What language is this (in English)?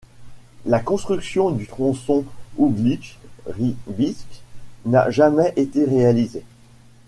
French